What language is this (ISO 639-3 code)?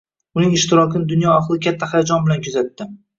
uzb